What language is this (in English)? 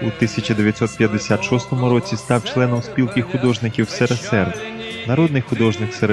Ukrainian